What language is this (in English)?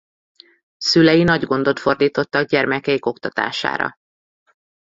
Hungarian